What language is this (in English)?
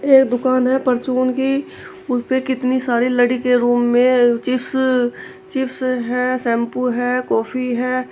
Hindi